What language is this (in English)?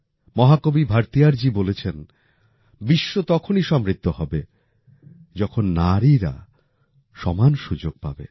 Bangla